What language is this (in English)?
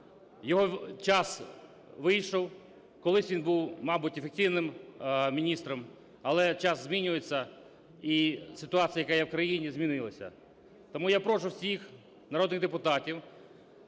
Ukrainian